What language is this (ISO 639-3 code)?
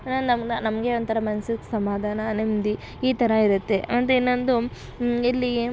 kan